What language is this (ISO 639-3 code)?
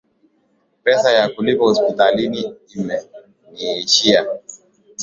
swa